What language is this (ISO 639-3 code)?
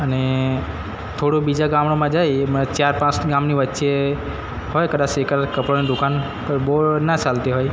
guj